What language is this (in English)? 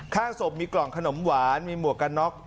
Thai